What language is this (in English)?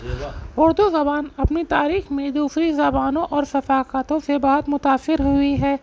Urdu